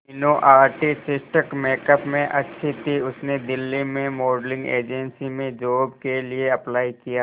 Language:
Hindi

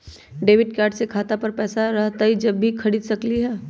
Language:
Magahi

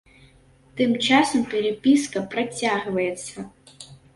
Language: Belarusian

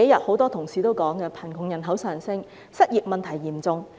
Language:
Cantonese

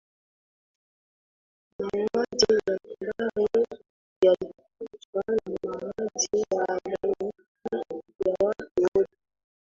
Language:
Swahili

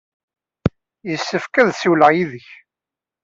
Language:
Kabyle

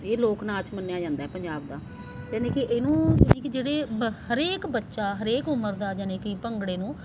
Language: Punjabi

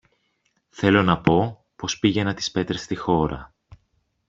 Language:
Greek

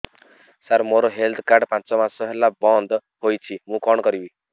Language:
Odia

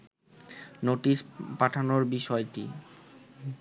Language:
Bangla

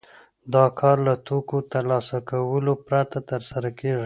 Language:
Pashto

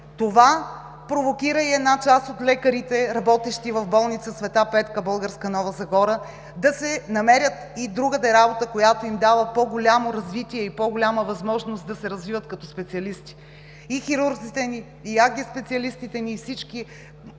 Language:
Bulgarian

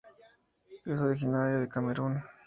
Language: Spanish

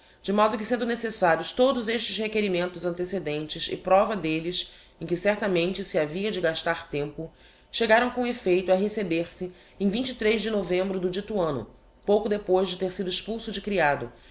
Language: Portuguese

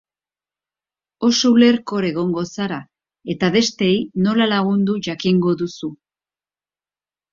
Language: Basque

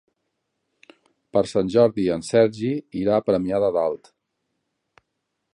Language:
Catalan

